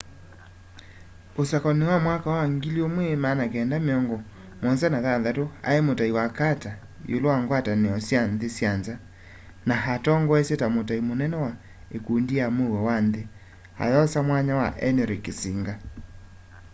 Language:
Kamba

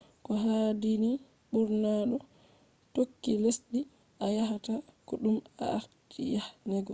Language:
Fula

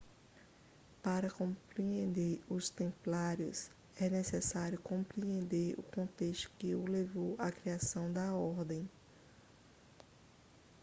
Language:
Portuguese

